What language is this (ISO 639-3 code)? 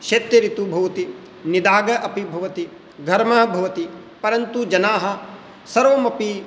san